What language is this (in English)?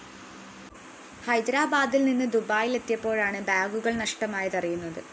Malayalam